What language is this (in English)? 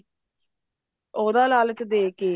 Punjabi